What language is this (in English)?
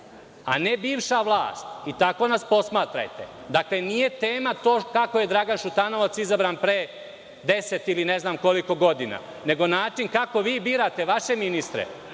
Serbian